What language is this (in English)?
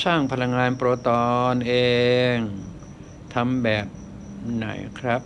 Thai